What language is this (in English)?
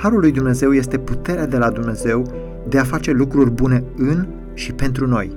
Romanian